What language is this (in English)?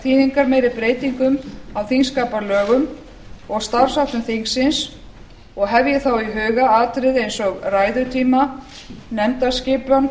Icelandic